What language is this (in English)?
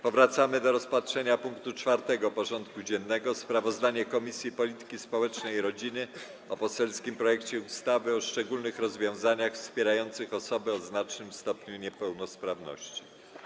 Polish